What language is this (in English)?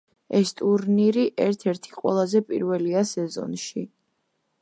Georgian